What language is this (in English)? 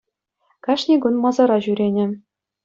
Chuvash